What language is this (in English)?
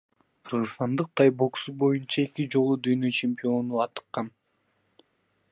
Kyrgyz